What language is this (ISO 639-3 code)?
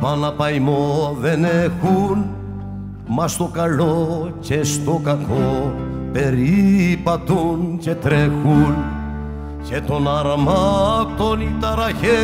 ell